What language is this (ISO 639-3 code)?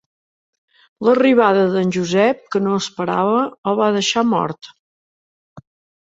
cat